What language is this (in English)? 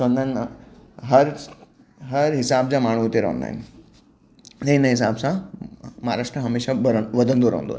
Sindhi